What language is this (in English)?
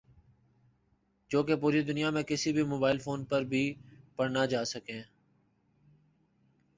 Urdu